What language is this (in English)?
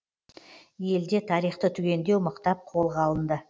Kazakh